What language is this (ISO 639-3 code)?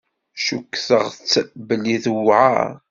kab